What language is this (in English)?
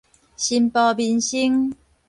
Min Nan Chinese